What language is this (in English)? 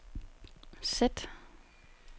Danish